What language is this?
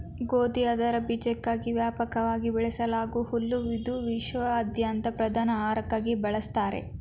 Kannada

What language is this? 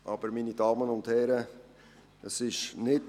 Swiss German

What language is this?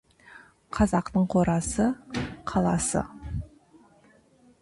Kazakh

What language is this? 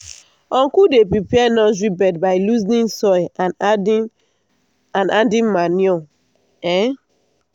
Nigerian Pidgin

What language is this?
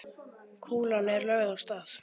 Icelandic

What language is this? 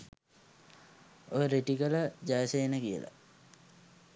Sinhala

